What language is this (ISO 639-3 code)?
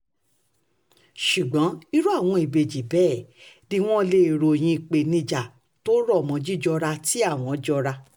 yor